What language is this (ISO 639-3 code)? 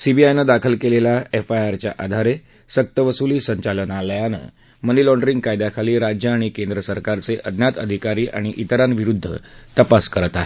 mar